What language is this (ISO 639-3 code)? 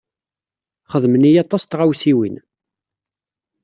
kab